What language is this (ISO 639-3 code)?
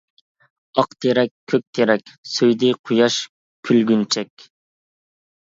uig